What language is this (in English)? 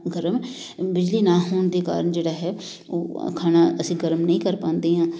Punjabi